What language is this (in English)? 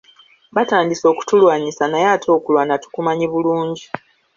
Ganda